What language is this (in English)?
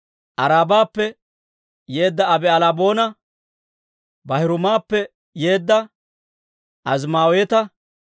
Dawro